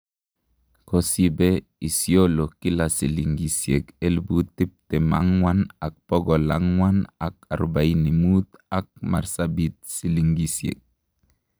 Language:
Kalenjin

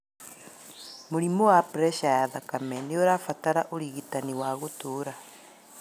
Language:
Kikuyu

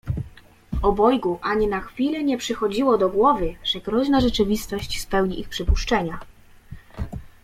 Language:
Polish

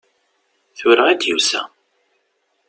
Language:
Kabyle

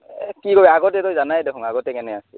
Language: Assamese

